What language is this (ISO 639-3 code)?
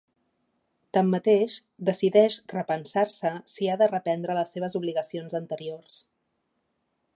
cat